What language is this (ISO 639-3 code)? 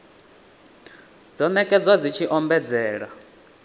ven